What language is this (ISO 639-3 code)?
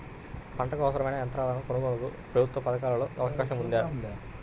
tel